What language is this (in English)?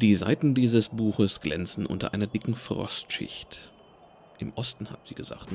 German